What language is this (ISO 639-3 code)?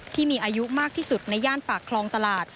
tha